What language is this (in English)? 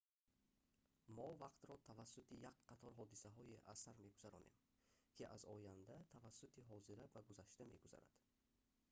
Tajik